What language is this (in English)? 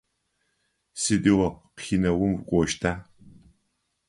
Adyghe